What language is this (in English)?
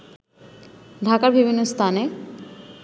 Bangla